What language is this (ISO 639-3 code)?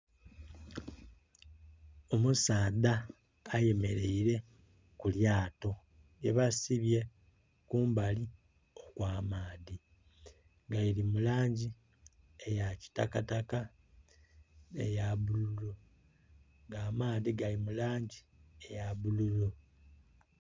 xog